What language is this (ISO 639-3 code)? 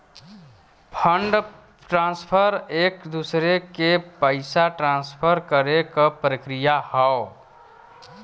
bho